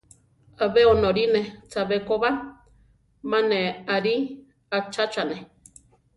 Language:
Central Tarahumara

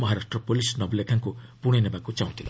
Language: Odia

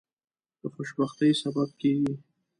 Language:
Pashto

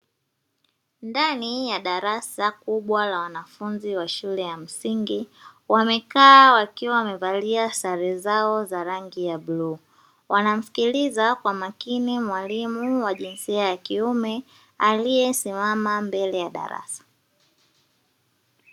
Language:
Swahili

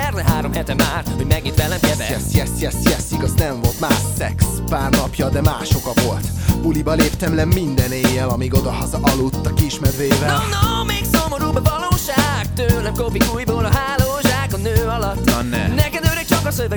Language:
Hungarian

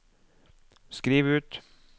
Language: Norwegian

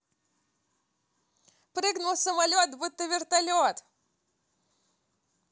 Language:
Russian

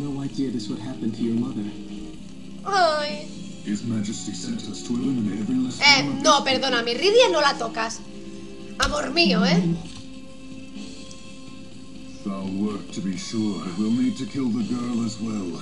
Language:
Spanish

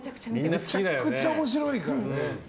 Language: Japanese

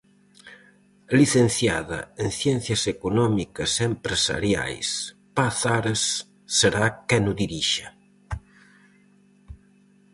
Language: Galician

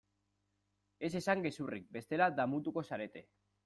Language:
Basque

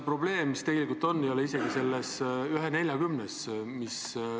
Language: Estonian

